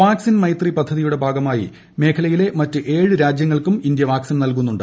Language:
Malayalam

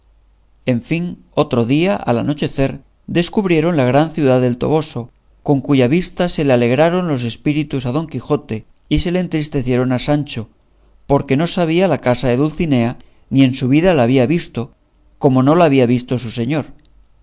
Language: Spanish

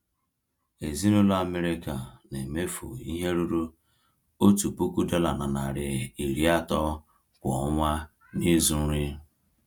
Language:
Igbo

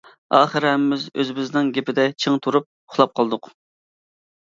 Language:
Uyghur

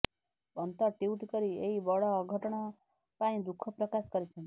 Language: Odia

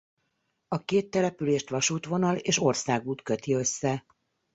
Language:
Hungarian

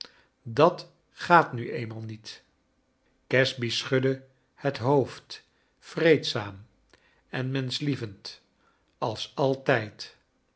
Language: Dutch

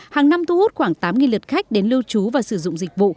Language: Vietnamese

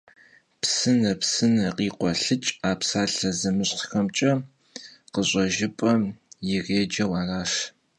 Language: Kabardian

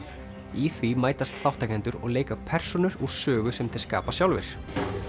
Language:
Icelandic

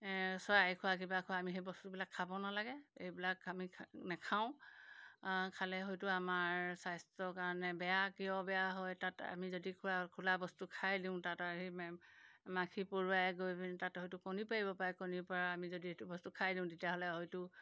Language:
Assamese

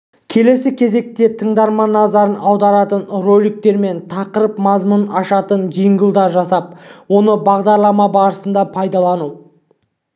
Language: Kazakh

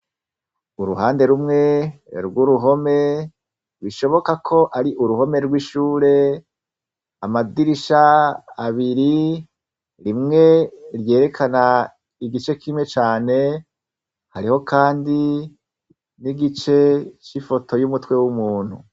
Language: Rundi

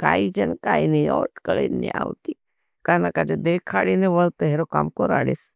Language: Bhili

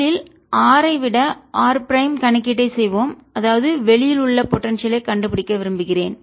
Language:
Tamil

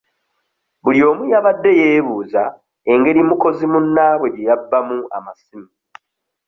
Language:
Ganda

